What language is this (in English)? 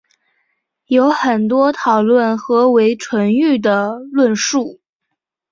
Chinese